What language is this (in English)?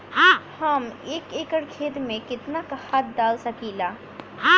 Bhojpuri